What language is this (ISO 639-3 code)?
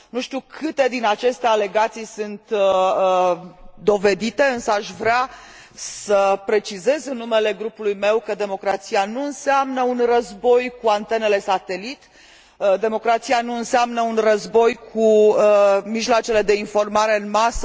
ron